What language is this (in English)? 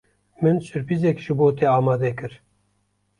Kurdish